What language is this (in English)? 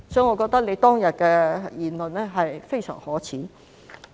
Cantonese